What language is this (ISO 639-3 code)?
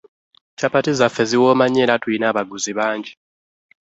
lug